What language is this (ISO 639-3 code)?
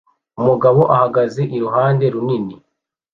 kin